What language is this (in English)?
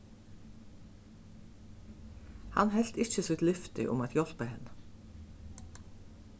Faroese